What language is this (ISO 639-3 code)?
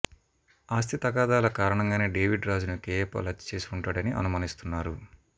tel